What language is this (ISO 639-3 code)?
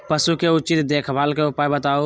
mag